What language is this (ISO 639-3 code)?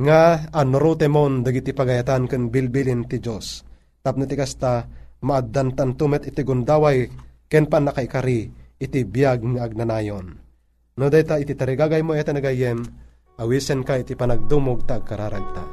fil